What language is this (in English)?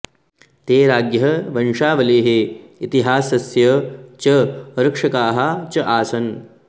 Sanskrit